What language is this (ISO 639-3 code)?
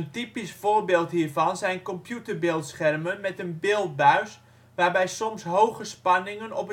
nld